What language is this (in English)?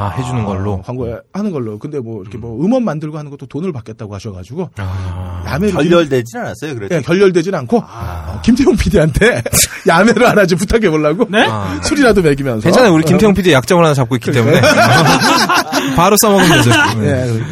Korean